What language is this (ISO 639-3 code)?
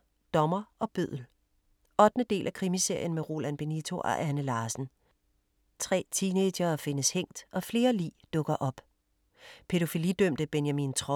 dan